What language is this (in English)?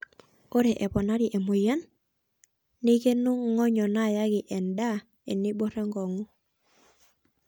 Masai